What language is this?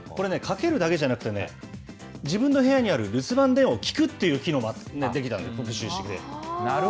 Japanese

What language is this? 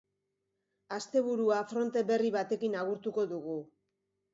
Basque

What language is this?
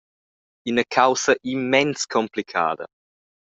Romansh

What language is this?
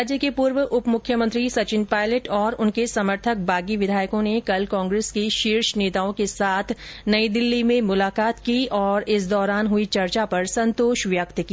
Hindi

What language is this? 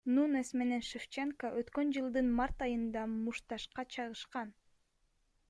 Kyrgyz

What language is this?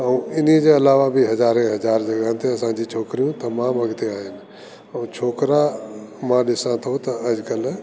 Sindhi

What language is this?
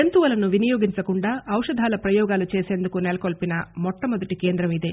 Telugu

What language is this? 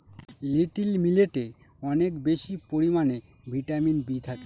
Bangla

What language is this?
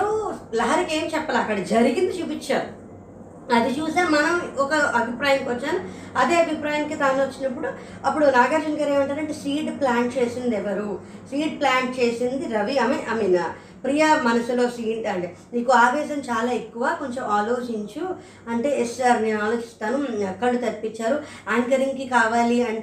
Telugu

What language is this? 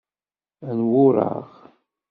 Kabyle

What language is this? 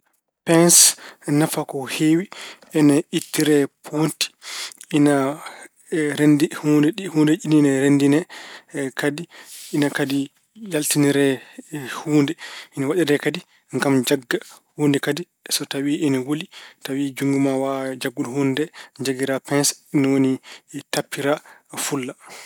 Fula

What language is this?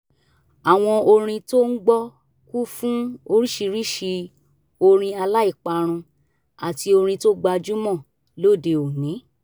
Yoruba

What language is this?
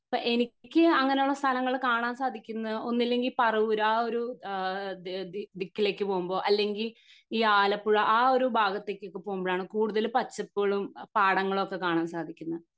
Malayalam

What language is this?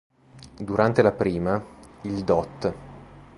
Italian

